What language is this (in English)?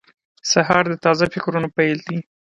Pashto